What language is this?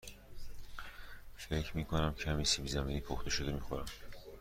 Persian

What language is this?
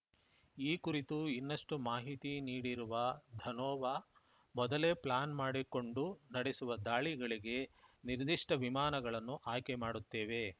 Kannada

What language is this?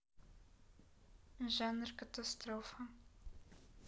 Russian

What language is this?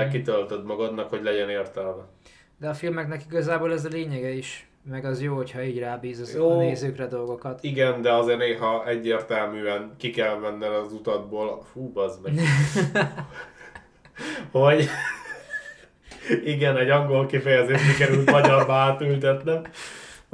Hungarian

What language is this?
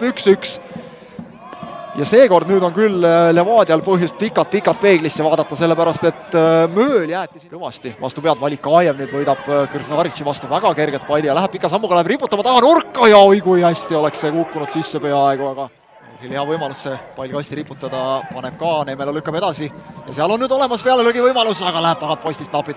Finnish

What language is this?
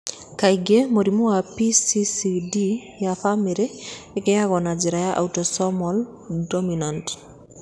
Kikuyu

